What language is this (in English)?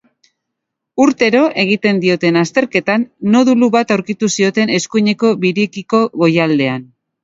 Basque